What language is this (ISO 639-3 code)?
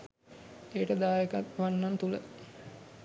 sin